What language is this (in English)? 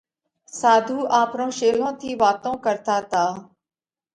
Parkari Koli